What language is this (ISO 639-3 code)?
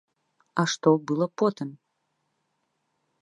bel